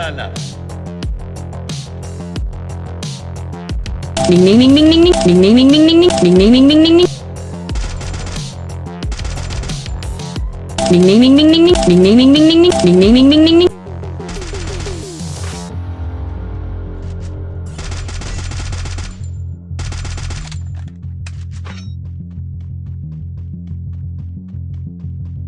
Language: English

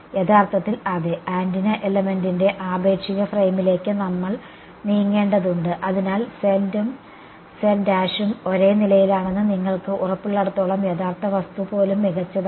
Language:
Malayalam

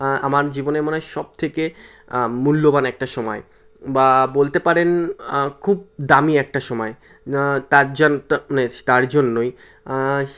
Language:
Bangla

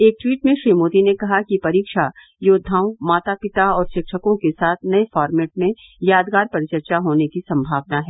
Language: Hindi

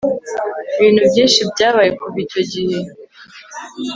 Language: Kinyarwanda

